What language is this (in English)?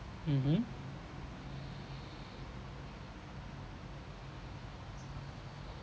English